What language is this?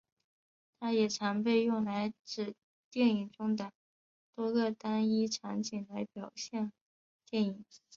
Chinese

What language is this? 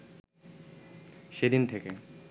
Bangla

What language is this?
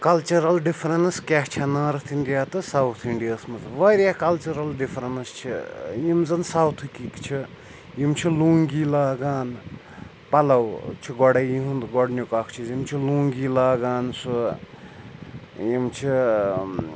Kashmiri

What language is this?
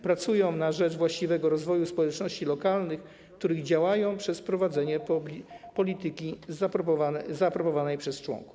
Polish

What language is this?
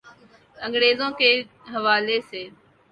Urdu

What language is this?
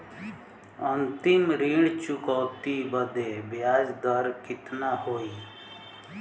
Bhojpuri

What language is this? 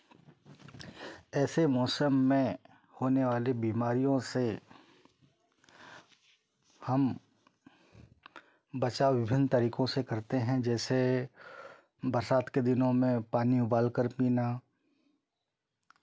Hindi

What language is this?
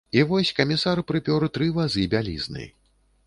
Belarusian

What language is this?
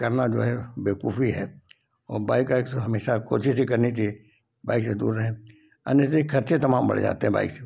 Hindi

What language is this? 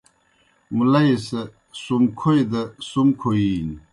Kohistani Shina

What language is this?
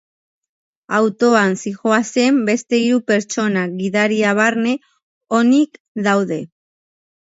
Basque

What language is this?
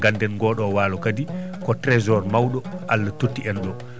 Fula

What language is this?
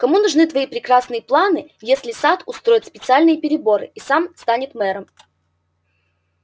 Russian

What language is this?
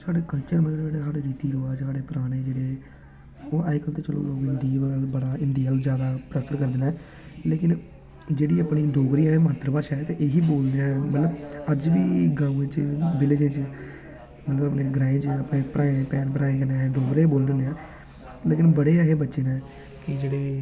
Dogri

